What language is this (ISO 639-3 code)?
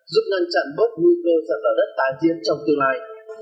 vie